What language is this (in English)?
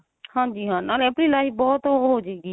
Punjabi